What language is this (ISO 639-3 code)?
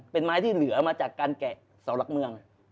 tha